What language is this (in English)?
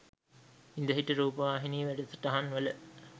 Sinhala